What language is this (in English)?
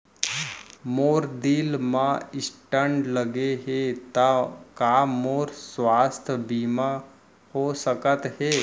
Chhattisgarhi